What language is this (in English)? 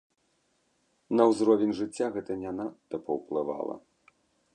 Belarusian